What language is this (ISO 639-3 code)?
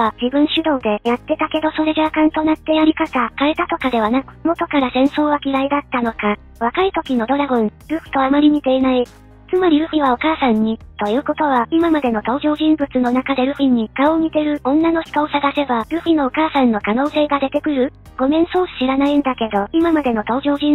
jpn